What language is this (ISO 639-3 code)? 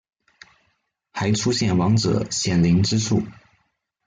zho